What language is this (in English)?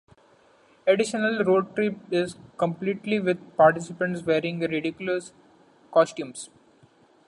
English